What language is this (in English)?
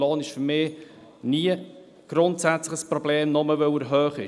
Swiss German